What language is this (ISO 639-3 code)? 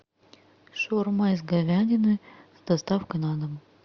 rus